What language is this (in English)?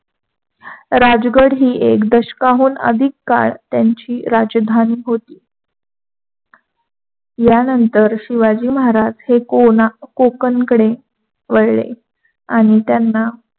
Marathi